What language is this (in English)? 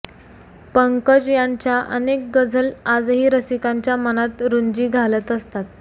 Marathi